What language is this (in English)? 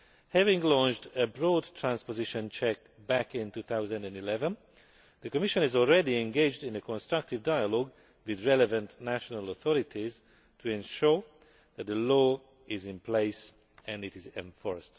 English